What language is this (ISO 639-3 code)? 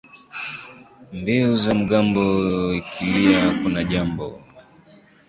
swa